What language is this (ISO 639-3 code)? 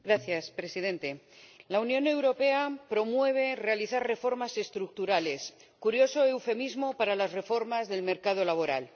spa